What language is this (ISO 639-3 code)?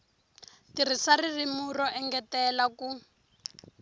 tso